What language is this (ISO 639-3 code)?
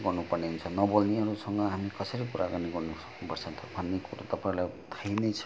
nep